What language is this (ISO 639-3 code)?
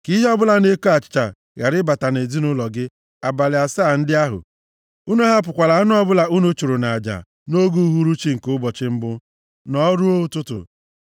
ibo